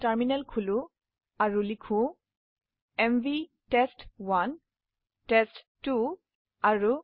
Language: Assamese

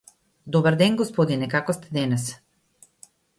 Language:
Macedonian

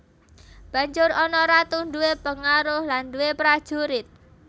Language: Javanese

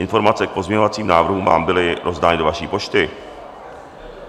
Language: Czech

